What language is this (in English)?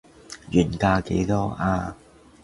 Cantonese